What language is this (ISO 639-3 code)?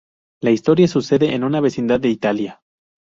spa